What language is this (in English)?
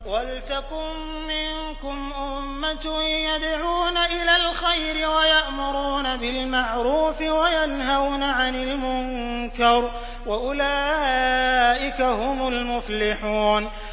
Arabic